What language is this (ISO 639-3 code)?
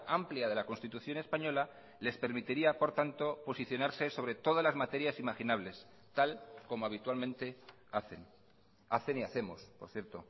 spa